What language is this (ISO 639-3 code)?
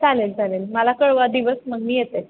mar